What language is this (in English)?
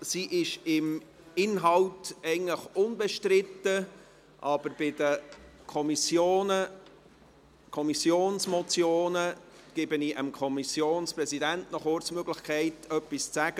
Swiss German